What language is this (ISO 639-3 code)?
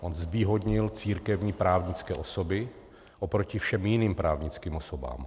ces